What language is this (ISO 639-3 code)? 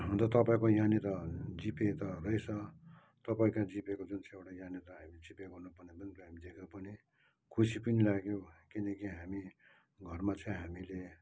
nep